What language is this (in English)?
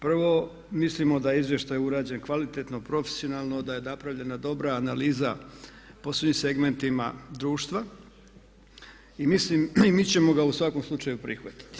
Croatian